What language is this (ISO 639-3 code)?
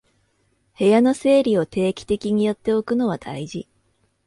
jpn